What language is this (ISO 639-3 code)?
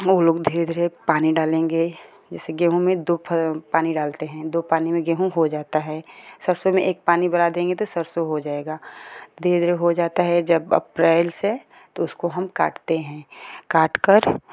hin